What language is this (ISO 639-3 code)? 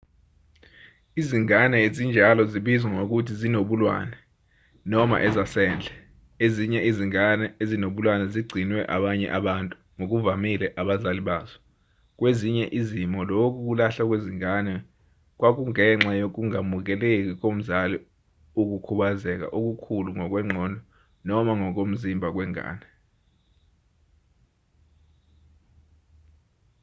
zul